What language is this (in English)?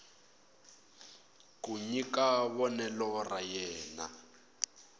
Tsonga